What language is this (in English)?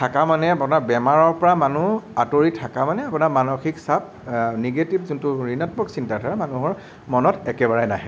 Assamese